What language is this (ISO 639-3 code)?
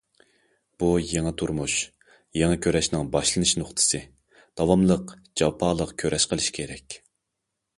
uig